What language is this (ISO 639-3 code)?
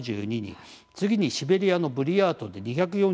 jpn